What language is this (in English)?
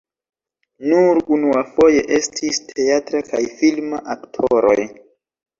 Esperanto